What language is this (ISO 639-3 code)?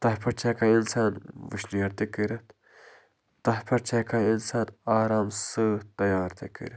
kas